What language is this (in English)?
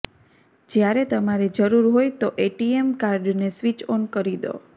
Gujarati